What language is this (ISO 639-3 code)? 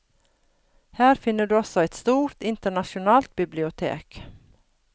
nor